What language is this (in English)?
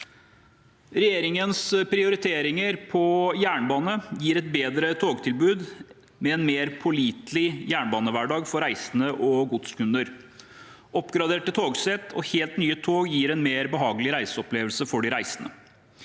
Norwegian